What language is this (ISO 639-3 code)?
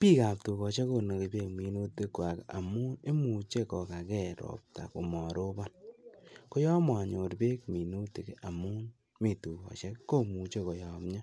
kln